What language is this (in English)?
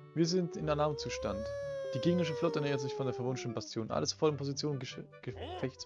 German